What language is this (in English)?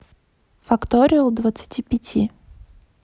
Russian